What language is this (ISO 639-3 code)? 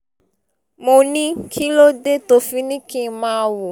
yor